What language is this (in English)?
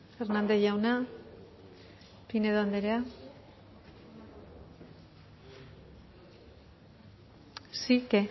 Basque